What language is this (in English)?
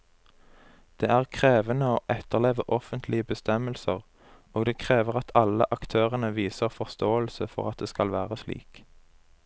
Norwegian